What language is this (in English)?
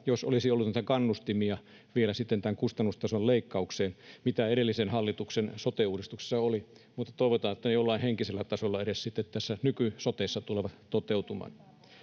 Finnish